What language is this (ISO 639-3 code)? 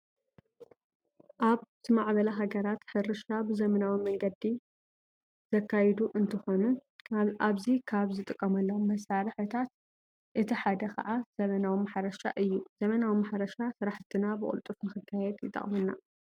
tir